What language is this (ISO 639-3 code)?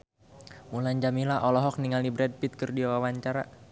sun